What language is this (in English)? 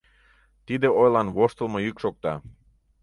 Mari